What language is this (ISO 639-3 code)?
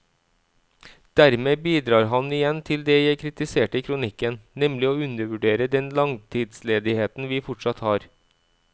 nor